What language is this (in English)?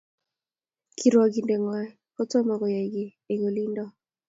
Kalenjin